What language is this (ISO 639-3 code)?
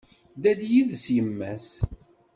kab